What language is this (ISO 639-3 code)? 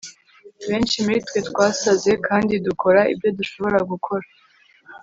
kin